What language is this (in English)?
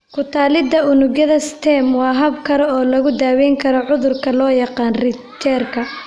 Somali